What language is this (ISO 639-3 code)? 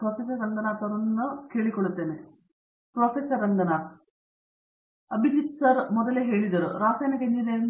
kan